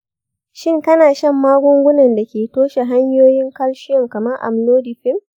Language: Hausa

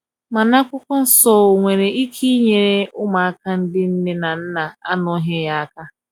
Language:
Igbo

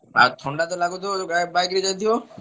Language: Odia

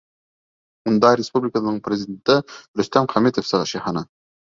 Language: Bashkir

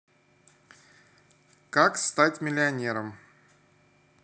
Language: Russian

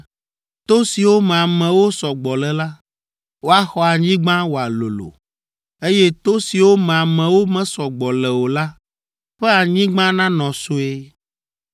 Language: Ewe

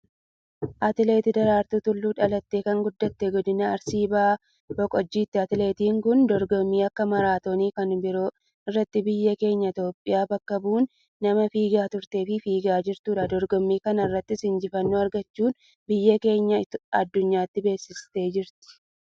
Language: Oromo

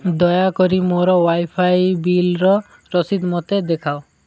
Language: Odia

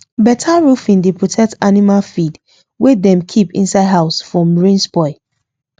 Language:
Nigerian Pidgin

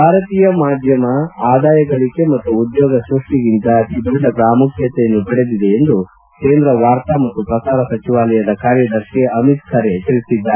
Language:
Kannada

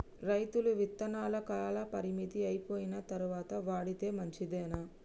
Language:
Telugu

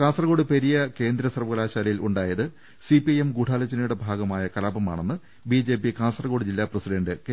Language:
Malayalam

